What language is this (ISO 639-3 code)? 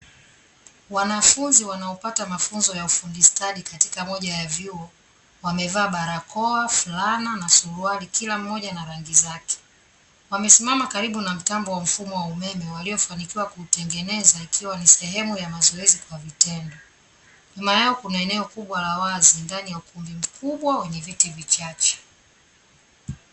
swa